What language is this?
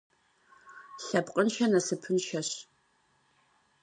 Kabardian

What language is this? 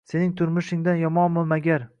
Uzbek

